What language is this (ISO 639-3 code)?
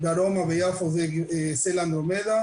heb